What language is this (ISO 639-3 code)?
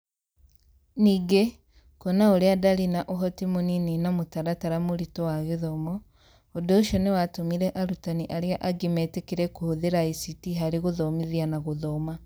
kik